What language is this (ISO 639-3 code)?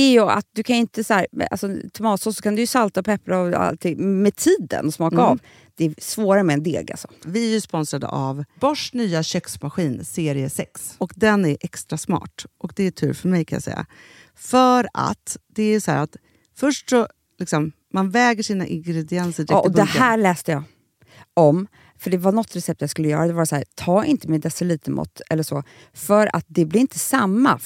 swe